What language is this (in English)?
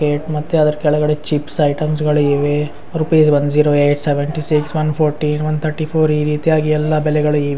Kannada